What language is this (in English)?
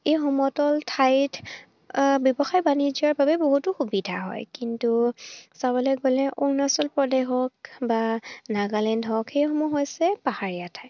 Assamese